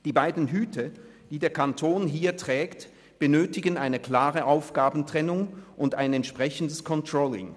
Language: Swiss German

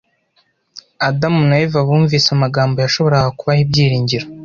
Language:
Kinyarwanda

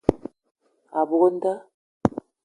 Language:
Eton (Cameroon)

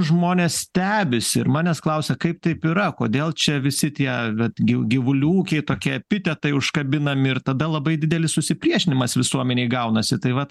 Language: Lithuanian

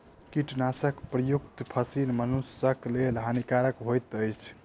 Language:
Maithili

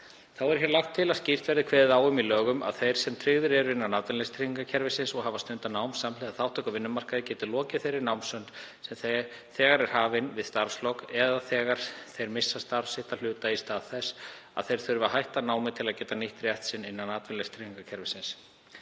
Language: Icelandic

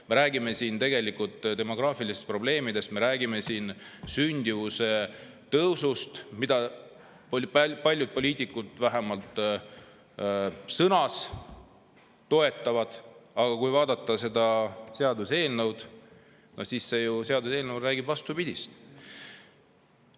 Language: Estonian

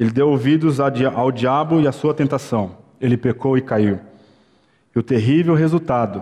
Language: Portuguese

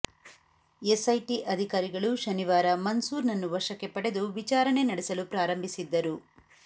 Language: Kannada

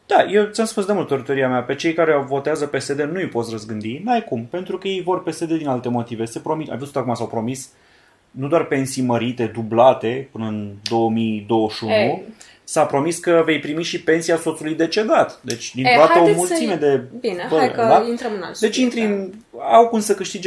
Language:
Romanian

